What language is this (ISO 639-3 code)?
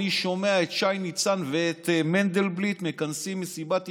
heb